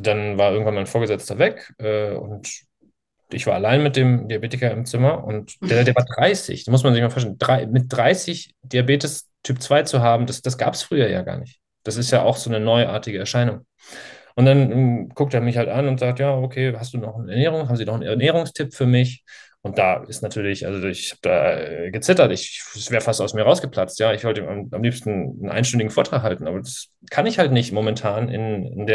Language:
German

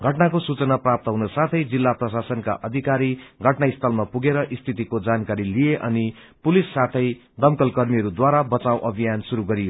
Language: Nepali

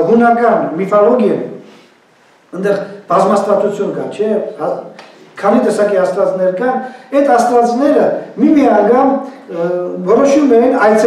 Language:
Bulgarian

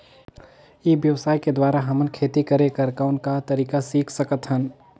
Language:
Chhattisgarhi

